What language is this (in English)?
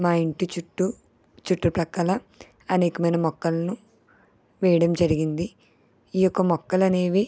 Telugu